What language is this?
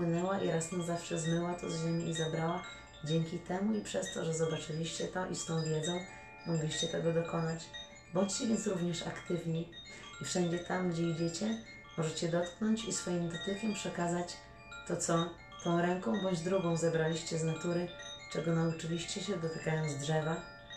Polish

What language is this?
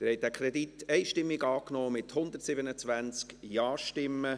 Swiss German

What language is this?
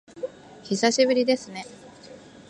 Japanese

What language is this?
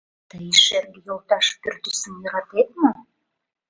Mari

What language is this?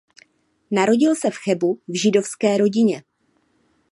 Czech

